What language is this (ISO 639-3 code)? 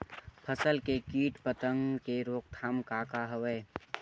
hne